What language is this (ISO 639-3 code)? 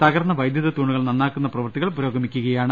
mal